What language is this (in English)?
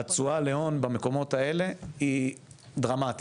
Hebrew